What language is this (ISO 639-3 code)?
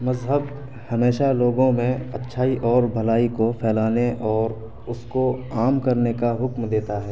urd